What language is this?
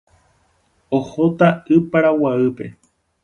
Guarani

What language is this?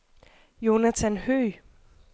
Danish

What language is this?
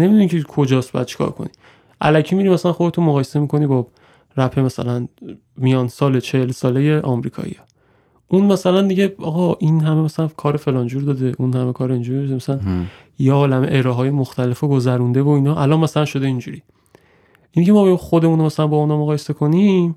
Persian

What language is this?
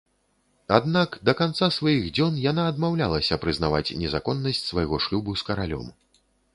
Belarusian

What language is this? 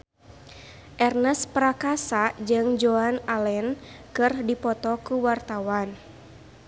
Sundanese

